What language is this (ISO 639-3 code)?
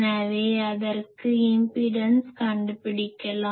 tam